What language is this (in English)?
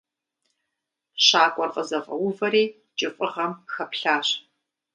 Kabardian